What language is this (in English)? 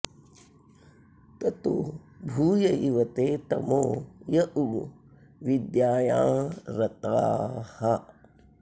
Sanskrit